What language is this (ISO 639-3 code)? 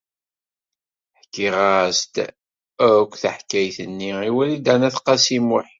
kab